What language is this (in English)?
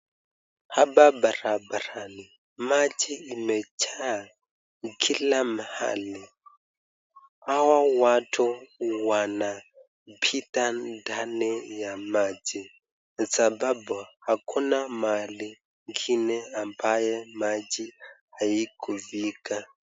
Swahili